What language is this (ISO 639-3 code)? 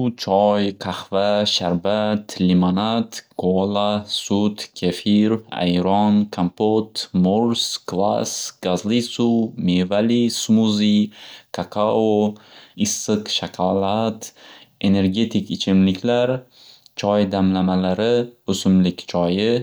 uzb